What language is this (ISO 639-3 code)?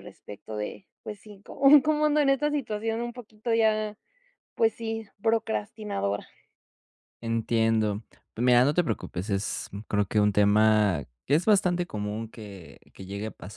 spa